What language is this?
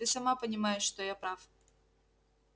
Russian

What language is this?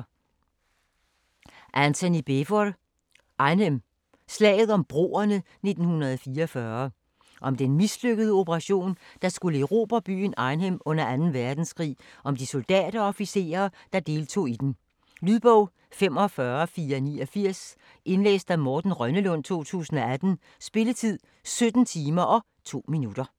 Danish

